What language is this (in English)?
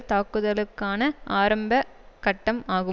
Tamil